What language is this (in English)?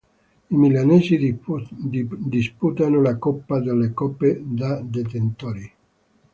Italian